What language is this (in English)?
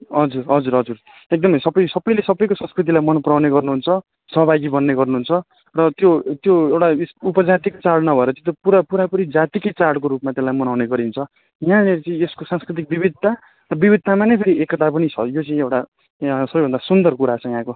Nepali